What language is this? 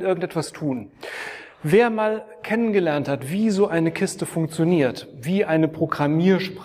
German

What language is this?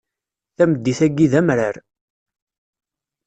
Kabyle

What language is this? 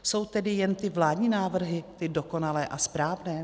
Czech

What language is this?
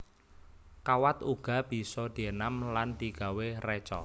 Javanese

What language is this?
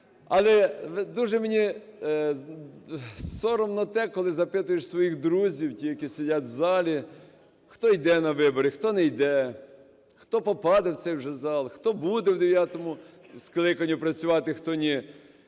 Ukrainian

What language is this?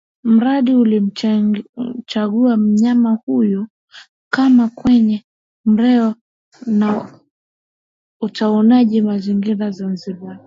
Swahili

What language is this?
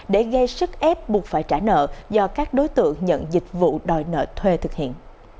Vietnamese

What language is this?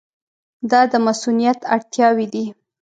Pashto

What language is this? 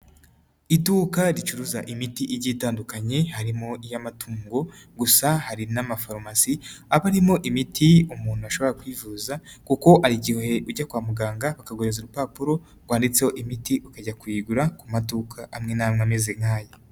Kinyarwanda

